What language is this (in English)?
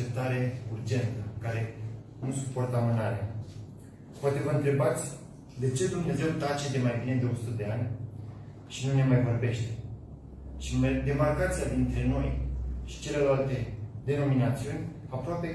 Romanian